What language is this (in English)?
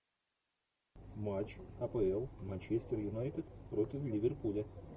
Russian